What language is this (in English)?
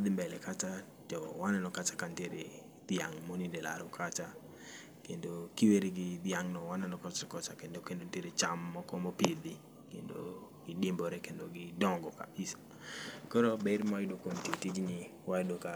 Luo (Kenya and Tanzania)